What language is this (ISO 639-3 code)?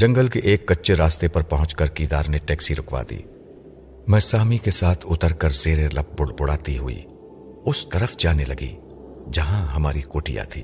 urd